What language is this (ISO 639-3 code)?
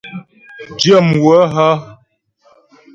bbj